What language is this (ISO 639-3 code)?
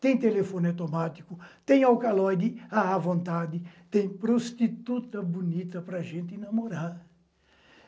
por